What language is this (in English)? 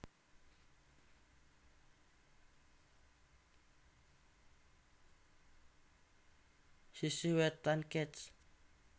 Javanese